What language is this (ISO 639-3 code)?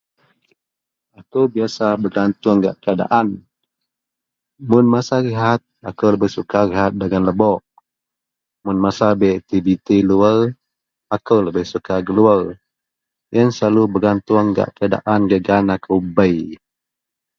mel